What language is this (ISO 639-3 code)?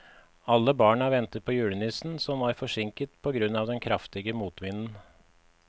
nor